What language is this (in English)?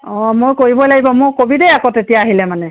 Assamese